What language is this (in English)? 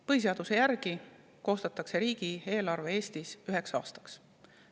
Estonian